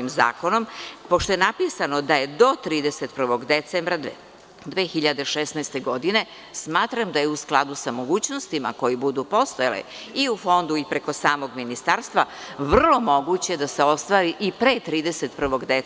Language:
Serbian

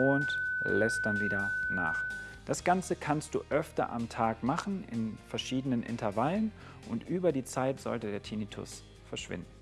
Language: German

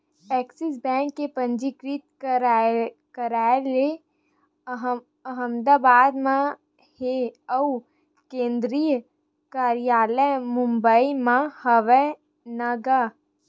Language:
Chhattisgarhi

